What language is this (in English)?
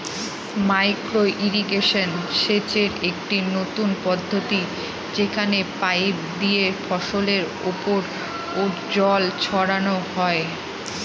Bangla